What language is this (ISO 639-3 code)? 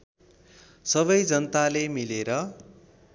nep